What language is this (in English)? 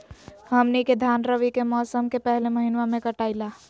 Magahi